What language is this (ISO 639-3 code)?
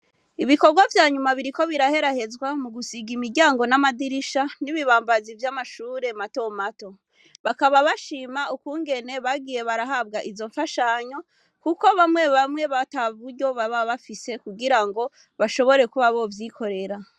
run